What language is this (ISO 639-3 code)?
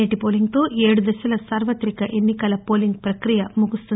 tel